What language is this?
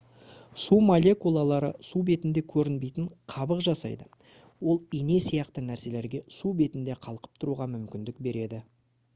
Kazakh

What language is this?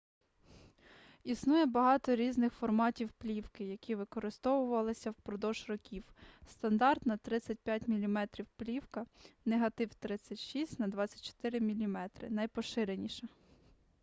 Ukrainian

